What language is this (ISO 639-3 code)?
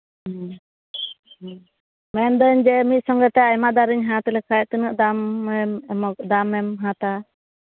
sat